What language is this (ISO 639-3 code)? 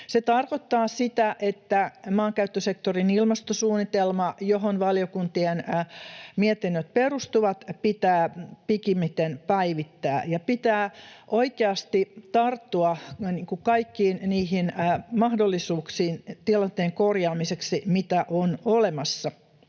fin